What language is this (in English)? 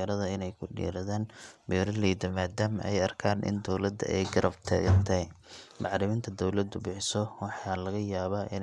Somali